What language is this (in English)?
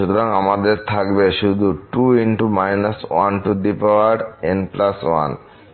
Bangla